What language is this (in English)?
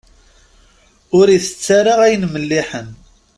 Kabyle